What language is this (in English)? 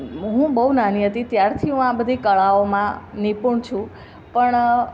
Gujarati